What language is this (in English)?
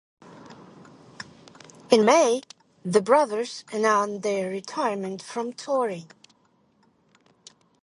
English